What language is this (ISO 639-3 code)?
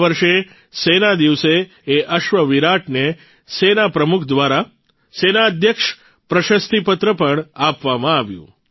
guj